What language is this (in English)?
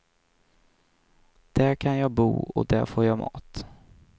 Swedish